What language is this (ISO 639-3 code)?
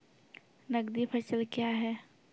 mai